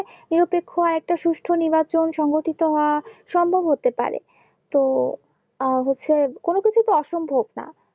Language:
Bangla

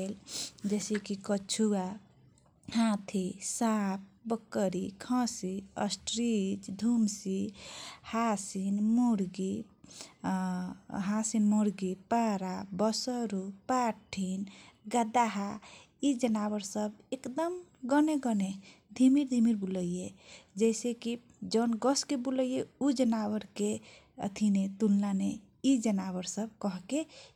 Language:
Kochila Tharu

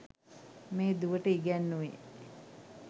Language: Sinhala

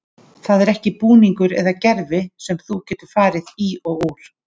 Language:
Icelandic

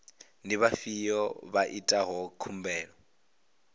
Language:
Venda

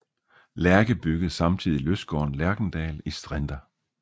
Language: Danish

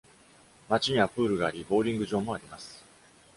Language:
Japanese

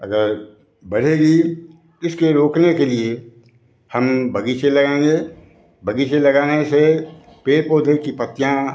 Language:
Hindi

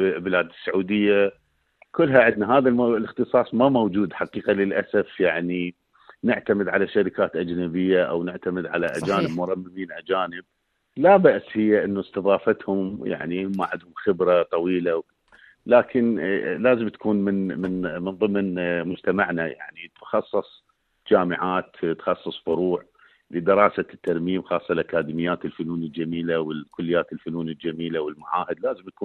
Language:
Arabic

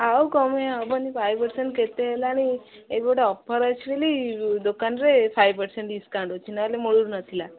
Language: Odia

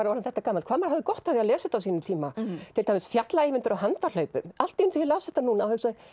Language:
Icelandic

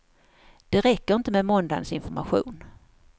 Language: Swedish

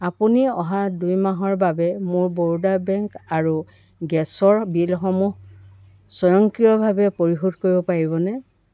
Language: Assamese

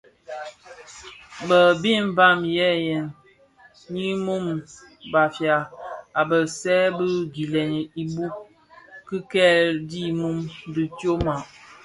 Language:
Bafia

